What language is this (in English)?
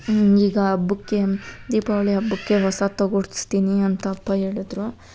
Kannada